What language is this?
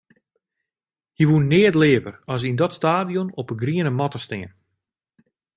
Western Frisian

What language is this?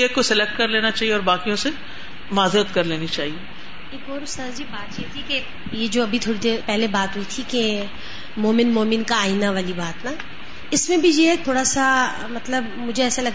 Urdu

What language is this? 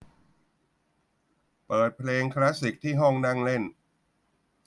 Thai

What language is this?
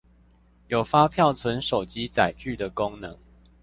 Chinese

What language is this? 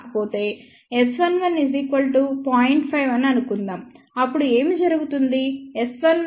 Telugu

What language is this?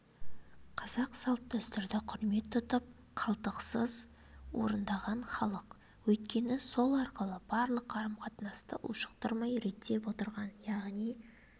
Kazakh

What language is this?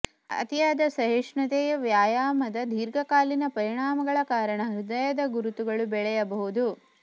Kannada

